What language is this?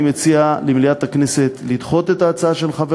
Hebrew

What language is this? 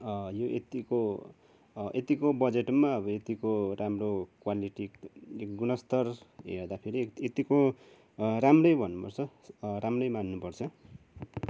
Nepali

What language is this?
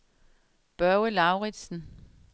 Danish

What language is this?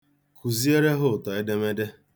Igbo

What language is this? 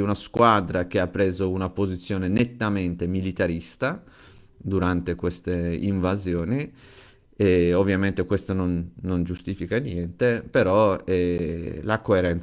Italian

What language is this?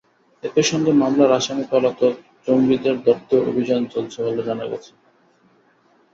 Bangla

